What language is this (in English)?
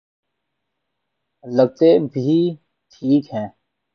Urdu